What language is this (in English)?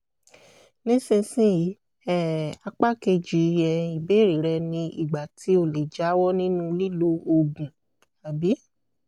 Yoruba